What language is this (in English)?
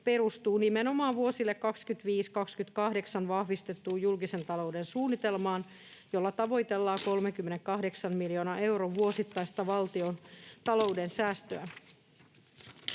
Finnish